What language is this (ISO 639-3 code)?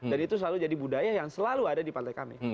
ind